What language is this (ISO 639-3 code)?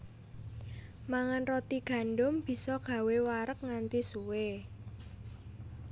jav